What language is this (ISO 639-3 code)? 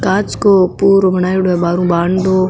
mwr